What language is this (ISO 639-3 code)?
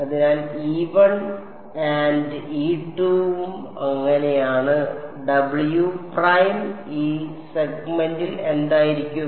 mal